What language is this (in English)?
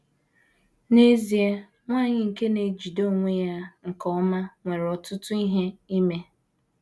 Igbo